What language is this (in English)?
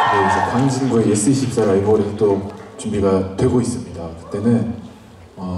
Korean